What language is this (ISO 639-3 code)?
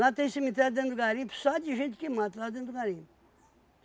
por